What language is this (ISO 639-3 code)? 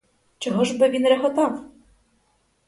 ukr